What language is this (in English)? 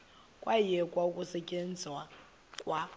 Xhosa